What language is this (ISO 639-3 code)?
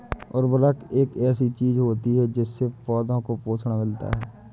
hin